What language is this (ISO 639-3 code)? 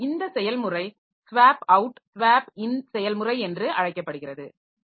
tam